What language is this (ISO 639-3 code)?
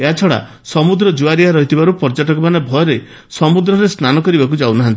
ori